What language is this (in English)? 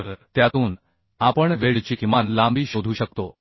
Marathi